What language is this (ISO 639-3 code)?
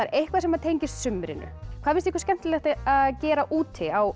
isl